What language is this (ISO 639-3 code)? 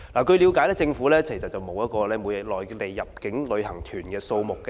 yue